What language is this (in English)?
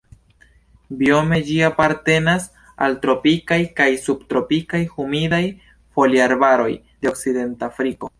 Esperanto